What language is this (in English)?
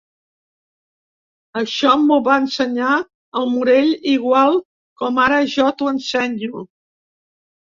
Catalan